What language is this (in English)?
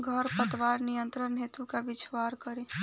Bhojpuri